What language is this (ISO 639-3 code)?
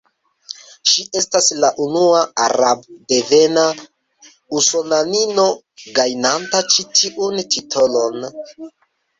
epo